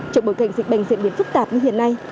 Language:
Vietnamese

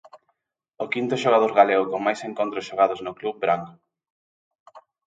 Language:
Galician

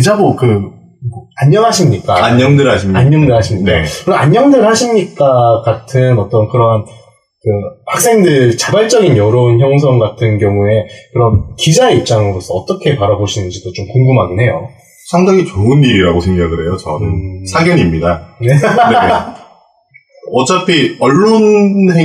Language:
Korean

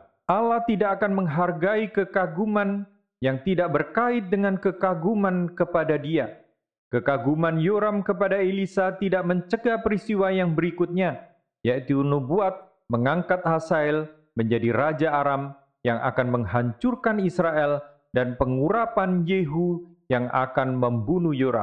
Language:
Indonesian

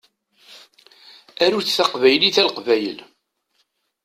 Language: Kabyle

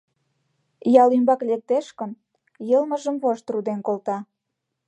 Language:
Mari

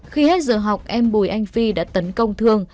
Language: Vietnamese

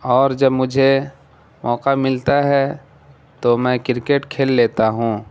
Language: Urdu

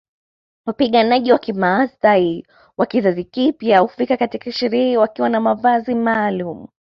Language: Swahili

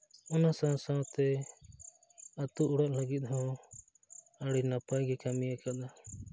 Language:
Santali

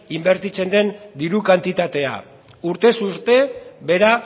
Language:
Basque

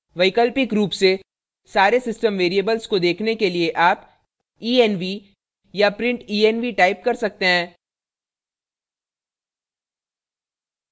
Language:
Hindi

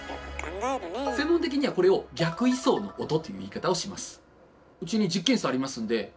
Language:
Japanese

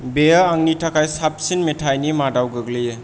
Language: Bodo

